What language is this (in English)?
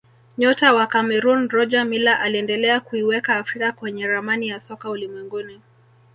Swahili